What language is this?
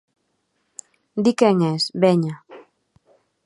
Galician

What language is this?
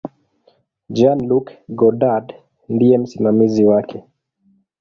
Swahili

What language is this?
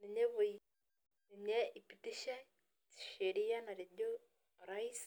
Masai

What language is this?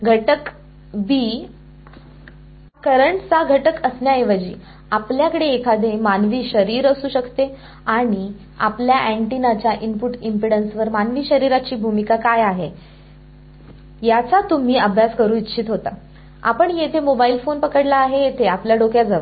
Marathi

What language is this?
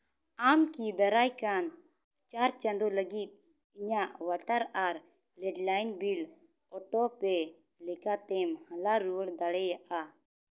Santali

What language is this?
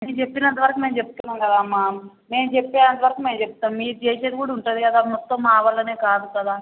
Telugu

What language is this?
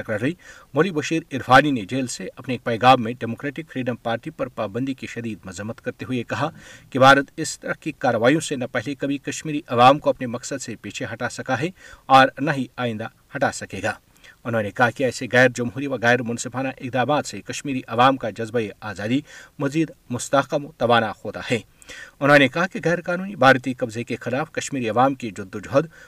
Urdu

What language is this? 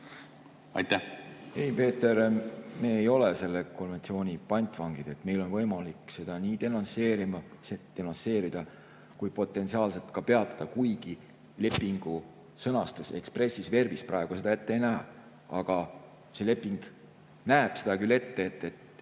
Estonian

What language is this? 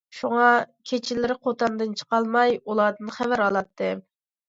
Uyghur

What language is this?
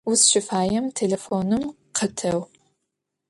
Adyghe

